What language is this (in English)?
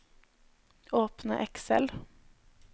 Norwegian